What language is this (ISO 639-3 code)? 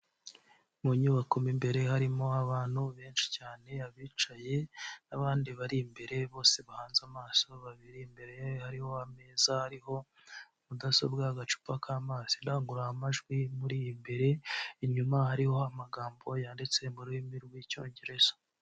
kin